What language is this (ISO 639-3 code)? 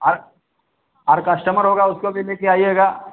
hin